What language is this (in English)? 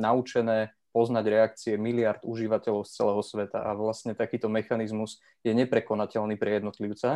Slovak